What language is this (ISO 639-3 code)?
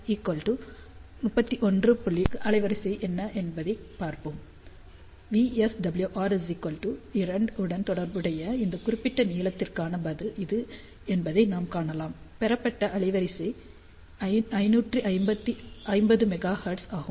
tam